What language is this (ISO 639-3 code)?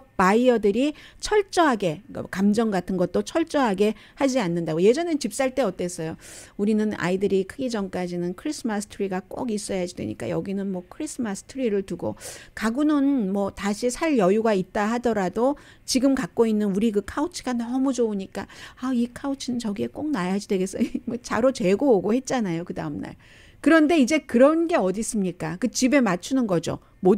kor